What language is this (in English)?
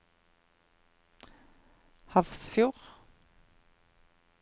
Norwegian